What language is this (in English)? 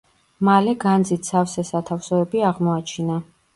Georgian